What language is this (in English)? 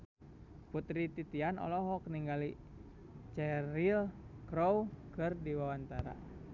Sundanese